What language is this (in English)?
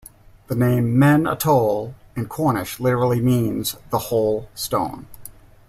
English